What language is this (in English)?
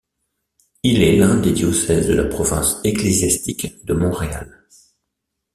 French